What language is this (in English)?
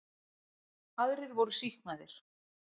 Icelandic